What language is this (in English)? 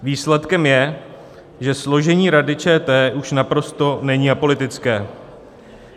Czech